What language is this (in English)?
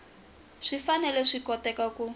Tsonga